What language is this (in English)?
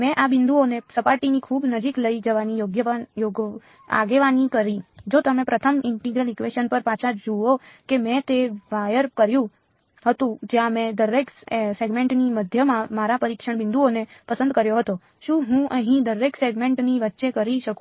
Gujarati